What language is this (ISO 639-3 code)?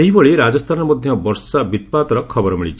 ori